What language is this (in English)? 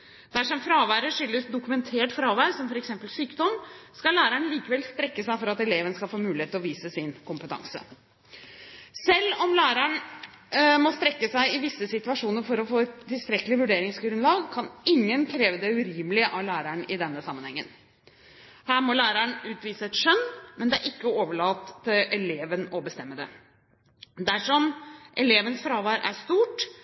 Norwegian Bokmål